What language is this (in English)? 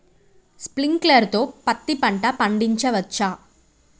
Telugu